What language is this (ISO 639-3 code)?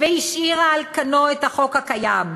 heb